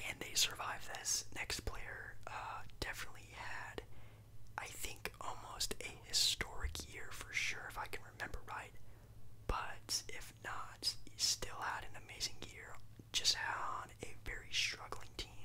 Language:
English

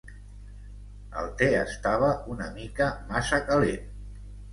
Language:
Catalan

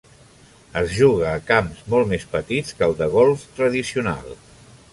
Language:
Catalan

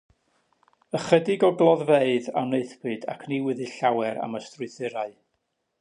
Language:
Welsh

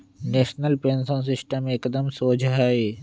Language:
Magahi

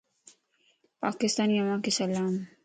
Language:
Lasi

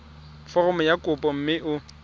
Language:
Tswana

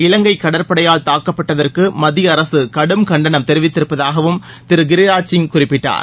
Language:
Tamil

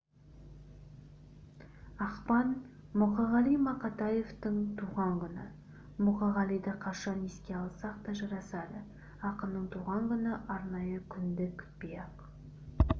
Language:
Kazakh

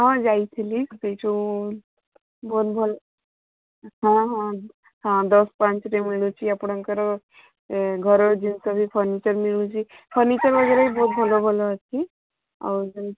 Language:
Odia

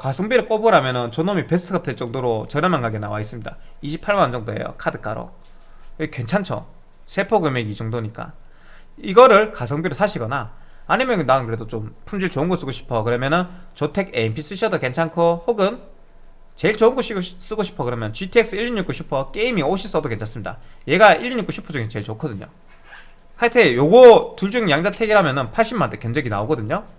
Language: Korean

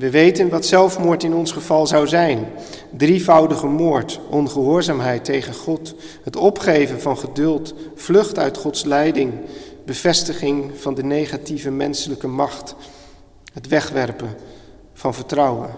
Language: Dutch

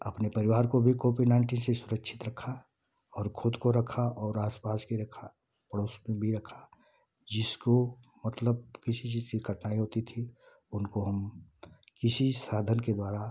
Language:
Hindi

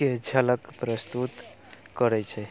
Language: Maithili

